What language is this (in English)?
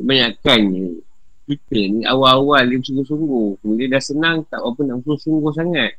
Malay